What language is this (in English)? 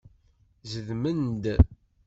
Kabyle